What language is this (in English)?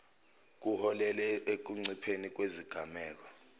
Zulu